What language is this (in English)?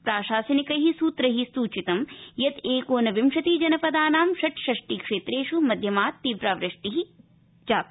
Sanskrit